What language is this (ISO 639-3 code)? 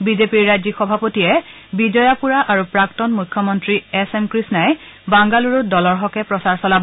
asm